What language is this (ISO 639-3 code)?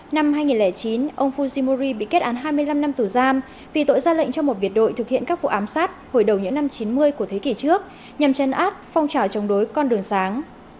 vie